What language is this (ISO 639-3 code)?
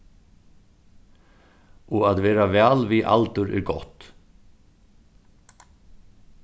fao